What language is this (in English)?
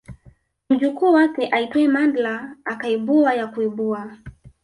Swahili